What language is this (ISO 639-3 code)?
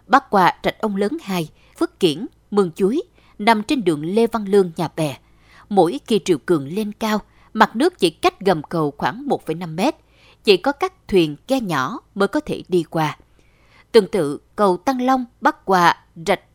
vie